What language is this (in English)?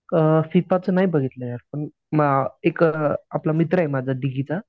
Marathi